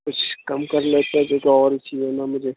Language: Urdu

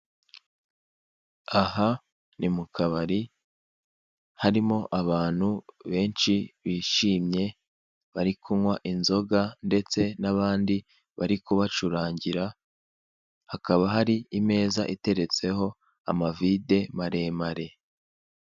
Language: Kinyarwanda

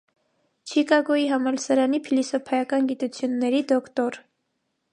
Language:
Armenian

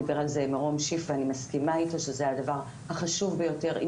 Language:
Hebrew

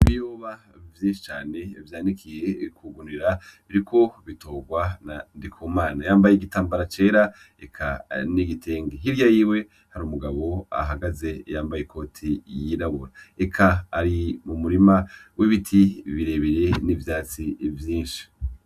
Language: Rundi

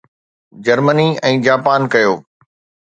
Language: Sindhi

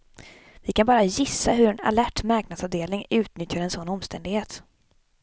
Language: Swedish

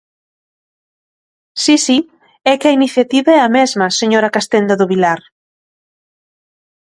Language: Galician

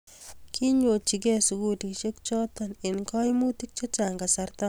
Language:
Kalenjin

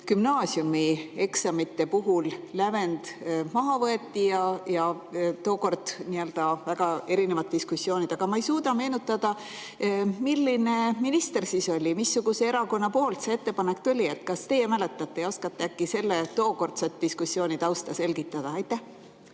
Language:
Estonian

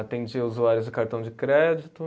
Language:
Portuguese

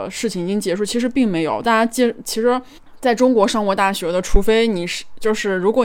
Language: Chinese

